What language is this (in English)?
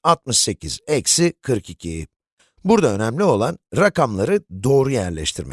Turkish